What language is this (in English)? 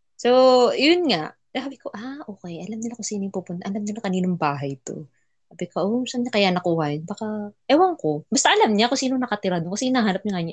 Filipino